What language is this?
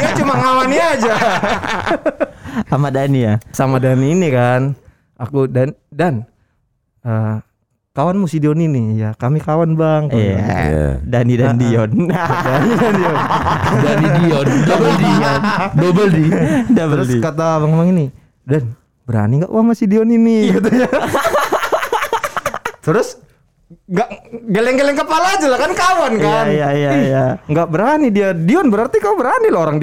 Indonesian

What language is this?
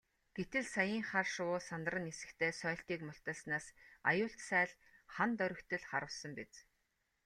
Mongolian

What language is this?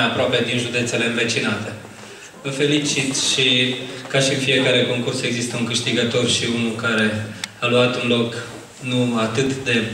Romanian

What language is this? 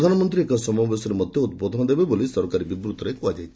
Odia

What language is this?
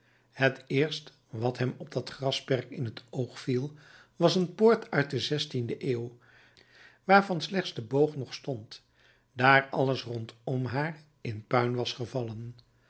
Dutch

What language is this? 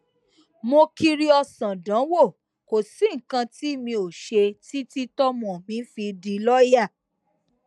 Yoruba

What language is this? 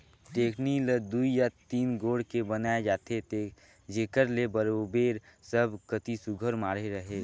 Chhattisgarhi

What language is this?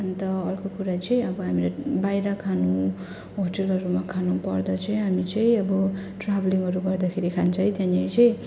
Nepali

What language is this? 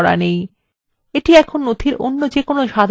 Bangla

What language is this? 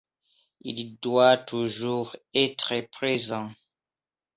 French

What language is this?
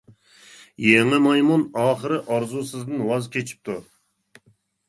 Uyghur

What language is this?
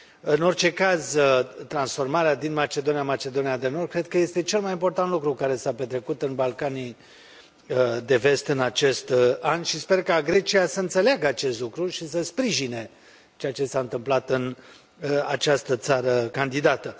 Romanian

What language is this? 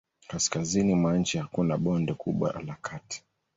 Swahili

